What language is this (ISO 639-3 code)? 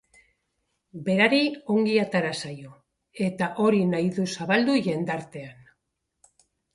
eus